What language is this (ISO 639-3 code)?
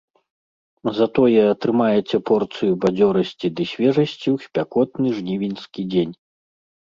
bel